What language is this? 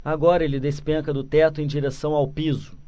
Portuguese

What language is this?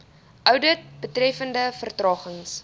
Afrikaans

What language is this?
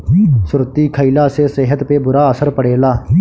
Bhojpuri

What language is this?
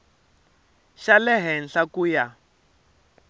Tsonga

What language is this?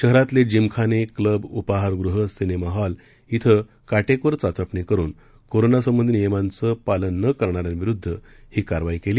Marathi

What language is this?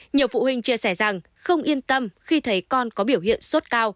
Vietnamese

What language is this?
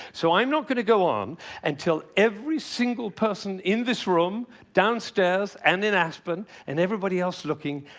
English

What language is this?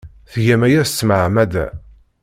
Kabyle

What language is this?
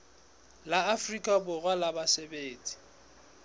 Southern Sotho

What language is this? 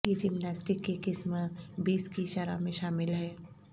Urdu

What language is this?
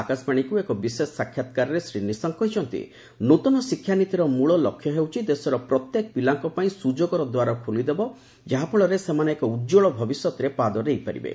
Odia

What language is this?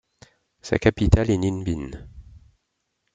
French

